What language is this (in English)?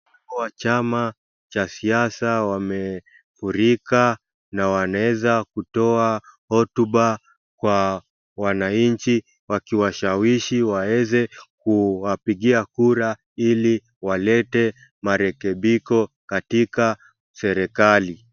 Swahili